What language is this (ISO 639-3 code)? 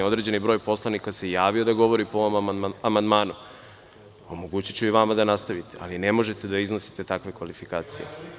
srp